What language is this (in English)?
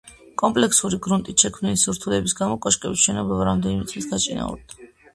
Georgian